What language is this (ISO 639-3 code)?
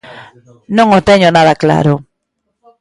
glg